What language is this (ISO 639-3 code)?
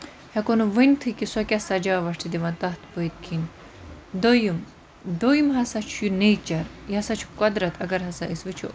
kas